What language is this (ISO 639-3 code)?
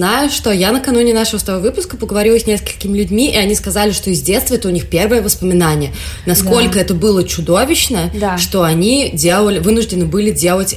rus